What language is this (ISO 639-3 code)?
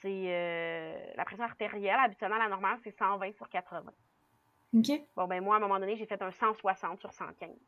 fra